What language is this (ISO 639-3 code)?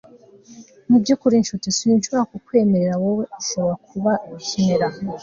kin